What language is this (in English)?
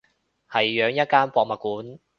Cantonese